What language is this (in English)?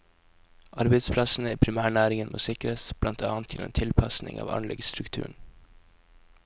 Norwegian